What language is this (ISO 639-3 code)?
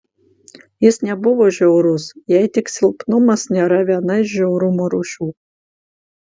lit